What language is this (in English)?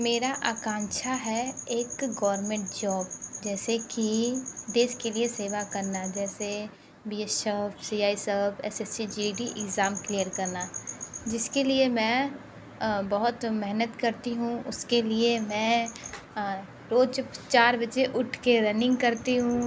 Hindi